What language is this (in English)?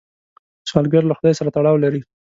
Pashto